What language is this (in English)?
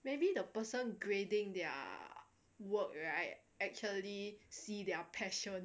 English